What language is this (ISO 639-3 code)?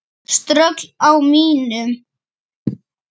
isl